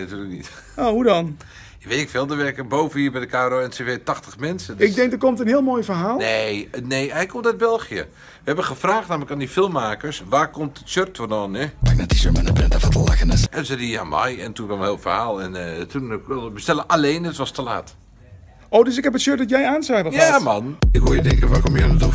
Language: Dutch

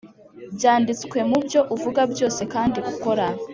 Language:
Kinyarwanda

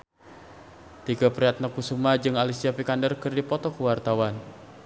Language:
Sundanese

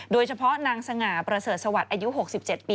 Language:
Thai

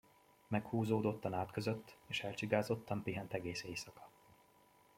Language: Hungarian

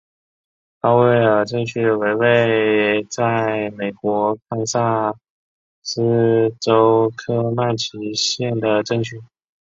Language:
Chinese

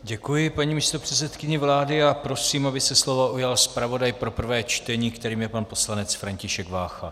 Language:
Czech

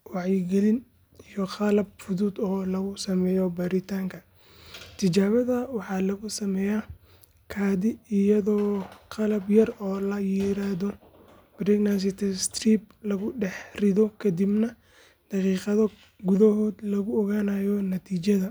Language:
Somali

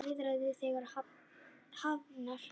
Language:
Icelandic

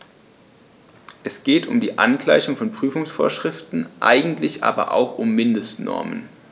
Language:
German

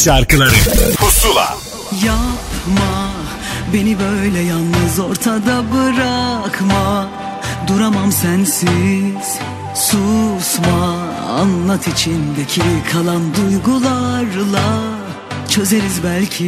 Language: Turkish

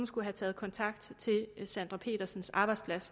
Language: Danish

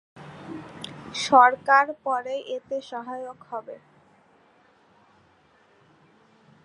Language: Bangla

